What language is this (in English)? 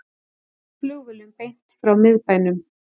Icelandic